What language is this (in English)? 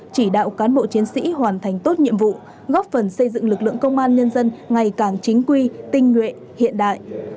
Vietnamese